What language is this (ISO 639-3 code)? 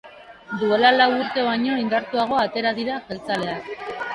eus